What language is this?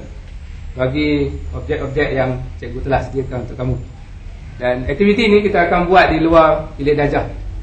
Malay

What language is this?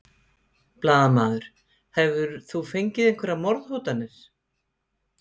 Icelandic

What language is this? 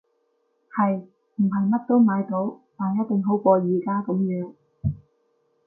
Cantonese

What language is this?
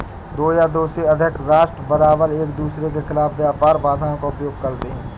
Hindi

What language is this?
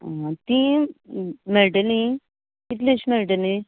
Konkani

